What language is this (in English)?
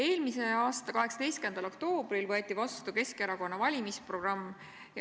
Estonian